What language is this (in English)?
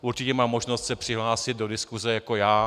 Czech